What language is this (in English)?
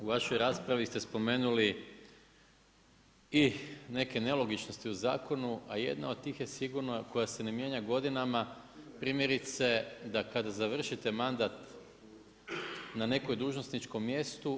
Croatian